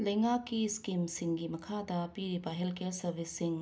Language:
Manipuri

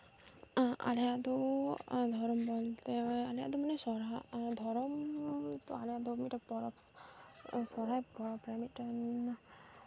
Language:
Santali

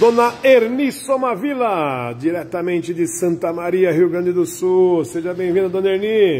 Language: Portuguese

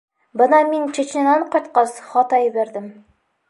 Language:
Bashkir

